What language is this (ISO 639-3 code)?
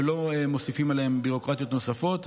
heb